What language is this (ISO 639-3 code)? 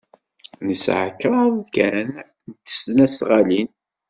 kab